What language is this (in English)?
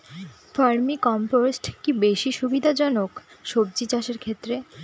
Bangla